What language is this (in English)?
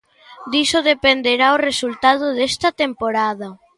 Galician